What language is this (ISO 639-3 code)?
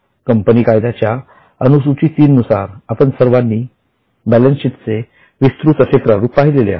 mar